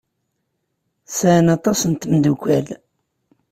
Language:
Kabyle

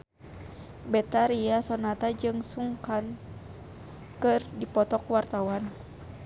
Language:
Sundanese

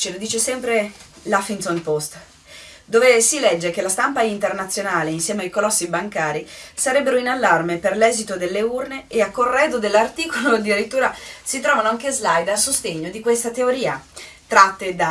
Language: Italian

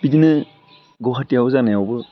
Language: Bodo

